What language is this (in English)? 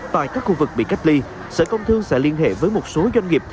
Vietnamese